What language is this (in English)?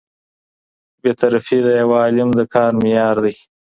Pashto